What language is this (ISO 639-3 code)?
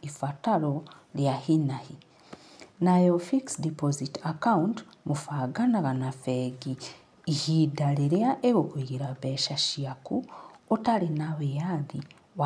kik